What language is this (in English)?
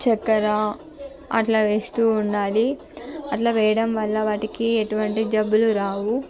Telugu